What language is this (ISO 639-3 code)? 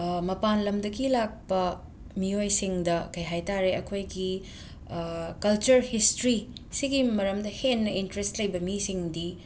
mni